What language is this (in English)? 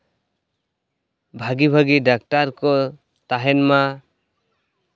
Santali